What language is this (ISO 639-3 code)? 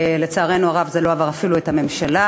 heb